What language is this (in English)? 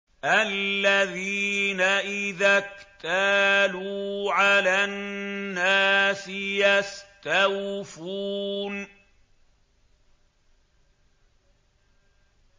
Arabic